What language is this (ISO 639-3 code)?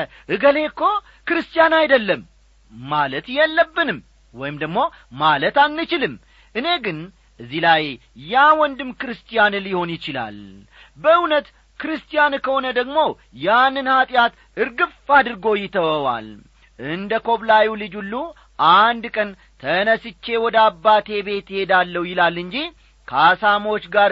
amh